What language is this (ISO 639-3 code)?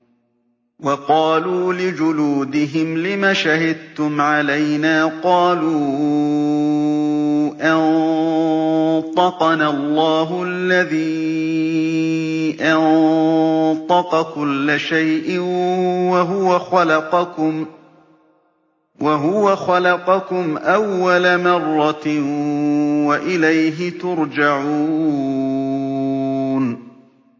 ara